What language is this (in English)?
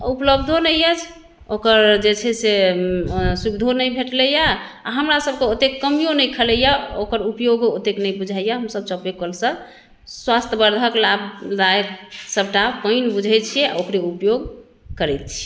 Maithili